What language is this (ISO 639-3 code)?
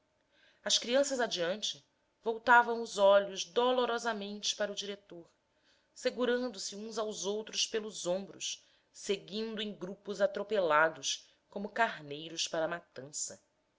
por